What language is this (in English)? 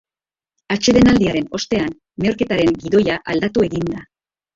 Basque